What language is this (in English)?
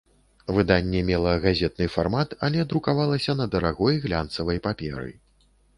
Belarusian